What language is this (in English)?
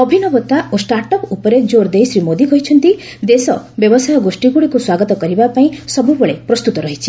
Odia